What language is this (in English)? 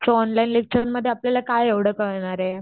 Marathi